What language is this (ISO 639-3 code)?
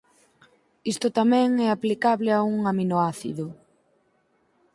glg